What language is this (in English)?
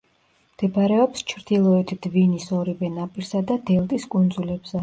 Georgian